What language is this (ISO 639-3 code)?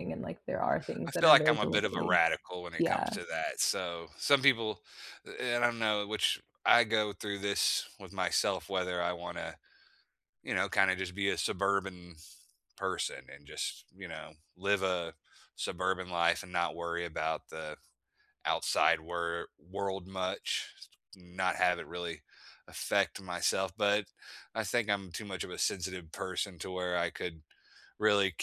eng